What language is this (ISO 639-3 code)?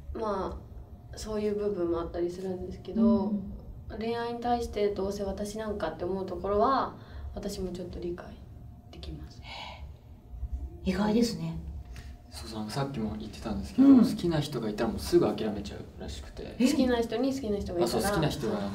jpn